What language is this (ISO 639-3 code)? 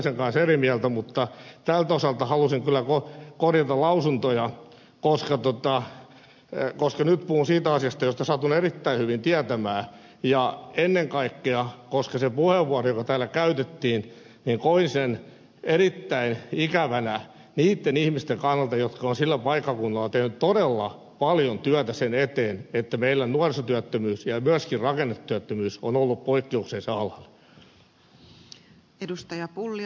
fin